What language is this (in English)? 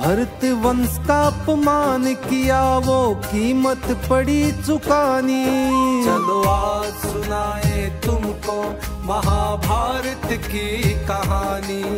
Hindi